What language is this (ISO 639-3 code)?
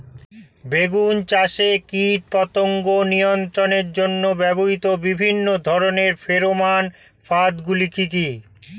ben